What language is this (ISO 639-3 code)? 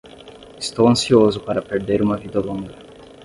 por